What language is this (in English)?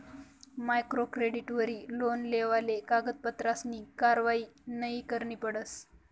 Marathi